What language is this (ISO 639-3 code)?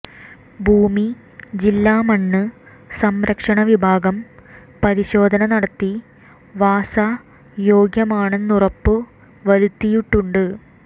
mal